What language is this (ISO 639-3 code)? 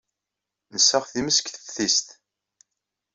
kab